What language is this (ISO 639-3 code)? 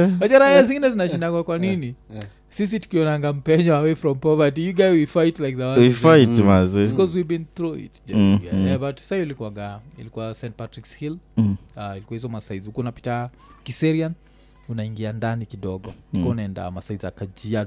swa